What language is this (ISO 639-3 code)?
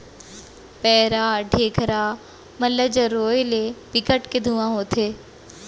hne